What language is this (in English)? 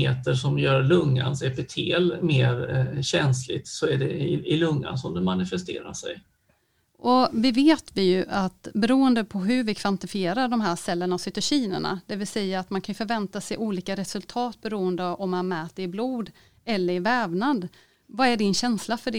Swedish